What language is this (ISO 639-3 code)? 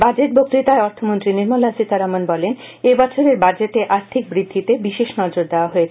ben